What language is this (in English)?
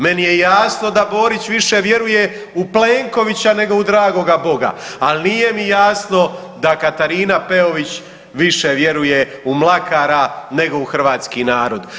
Croatian